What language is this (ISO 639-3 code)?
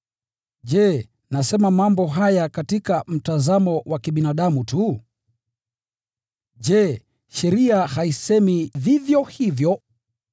swa